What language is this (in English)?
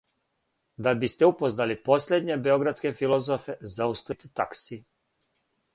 Serbian